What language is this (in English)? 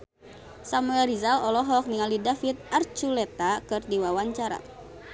Sundanese